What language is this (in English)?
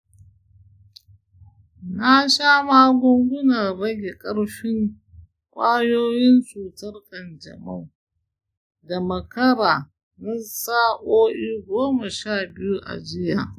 Hausa